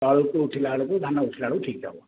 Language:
Odia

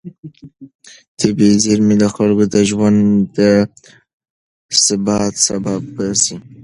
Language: Pashto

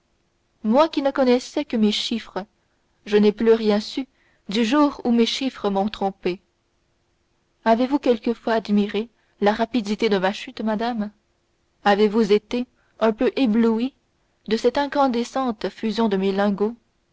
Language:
French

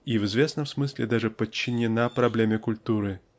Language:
Russian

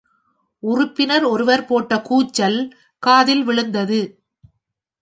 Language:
Tamil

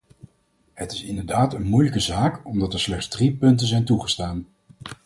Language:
Dutch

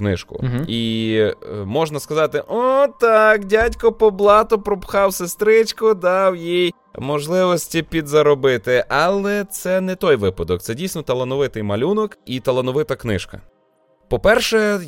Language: Ukrainian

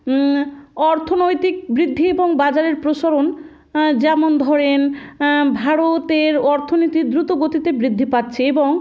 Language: Bangla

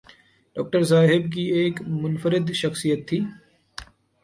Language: Urdu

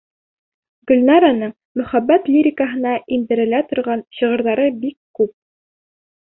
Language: Bashkir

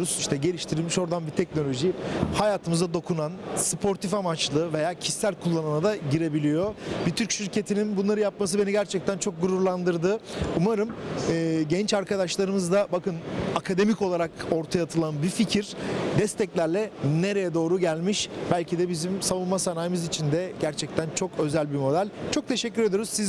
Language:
Turkish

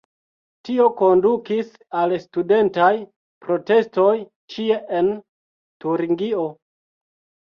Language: Esperanto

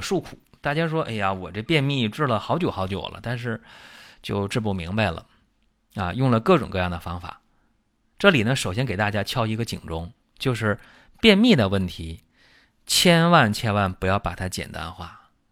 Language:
Chinese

